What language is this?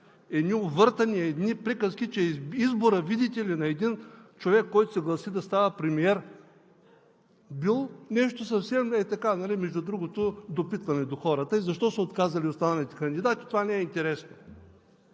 Bulgarian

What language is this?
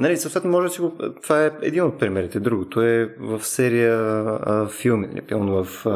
Bulgarian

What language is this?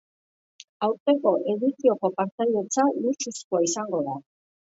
Basque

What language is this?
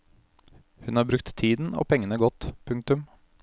Norwegian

